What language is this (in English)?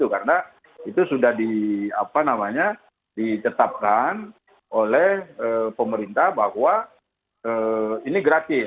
Indonesian